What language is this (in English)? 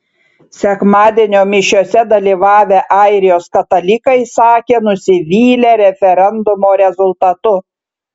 Lithuanian